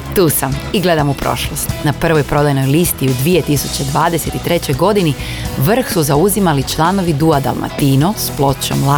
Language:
Croatian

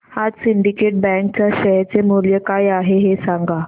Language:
Marathi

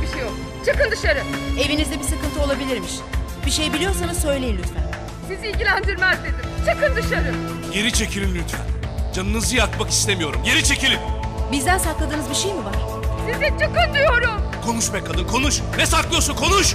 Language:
Turkish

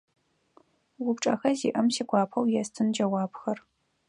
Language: Adyghe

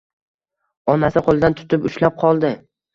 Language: Uzbek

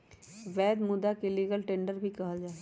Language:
Magahi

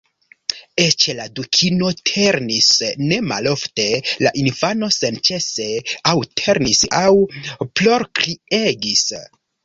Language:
Esperanto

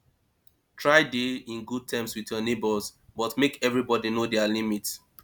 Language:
Nigerian Pidgin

